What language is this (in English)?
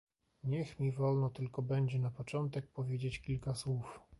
Polish